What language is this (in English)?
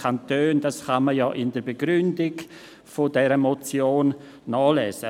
Swiss German